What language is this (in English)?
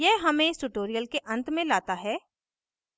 Hindi